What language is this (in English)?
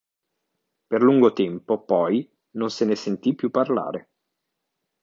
Italian